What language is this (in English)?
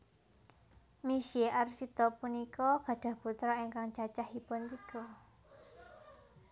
Javanese